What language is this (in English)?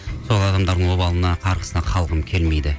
Kazakh